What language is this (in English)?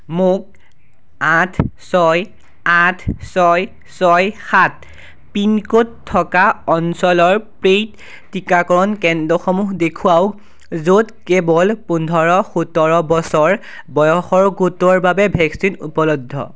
Assamese